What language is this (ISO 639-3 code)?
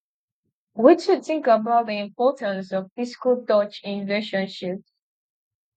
pcm